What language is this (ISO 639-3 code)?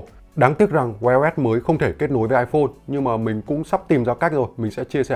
vie